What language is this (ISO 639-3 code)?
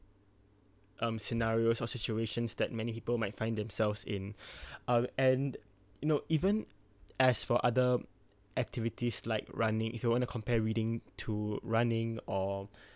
eng